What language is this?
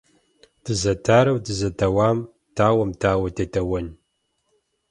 Kabardian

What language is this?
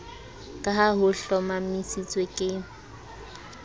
Southern Sotho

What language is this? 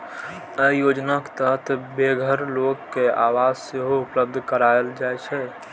Maithili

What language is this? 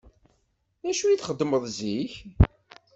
Kabyle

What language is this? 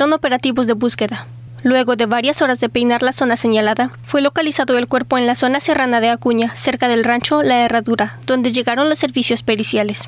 Spanish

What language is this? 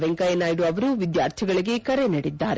Kannada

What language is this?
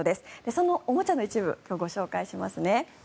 Japanese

